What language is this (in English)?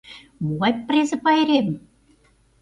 Mari